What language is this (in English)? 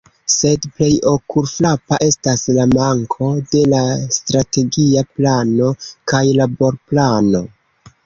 Esperanto